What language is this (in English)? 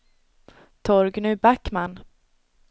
Swedish